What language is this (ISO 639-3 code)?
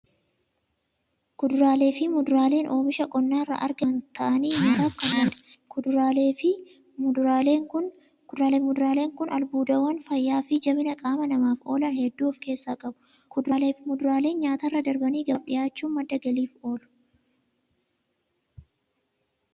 orm